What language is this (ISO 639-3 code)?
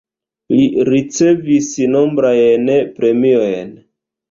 epo